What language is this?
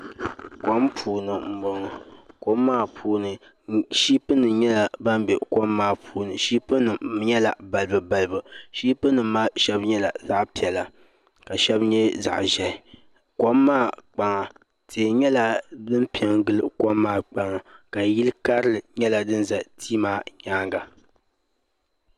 Dagbani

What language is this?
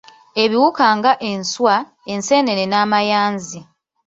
Ganda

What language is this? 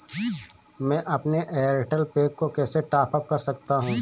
Hindi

